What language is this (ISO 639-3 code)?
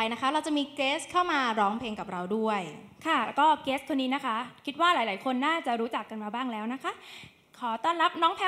tha